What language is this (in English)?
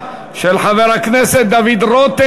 Hebrew